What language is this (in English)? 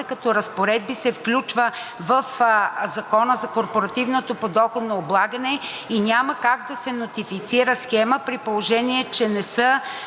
Bulgarian